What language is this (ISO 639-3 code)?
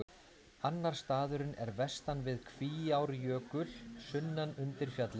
isl